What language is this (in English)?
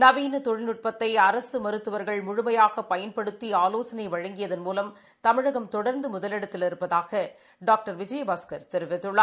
Tamil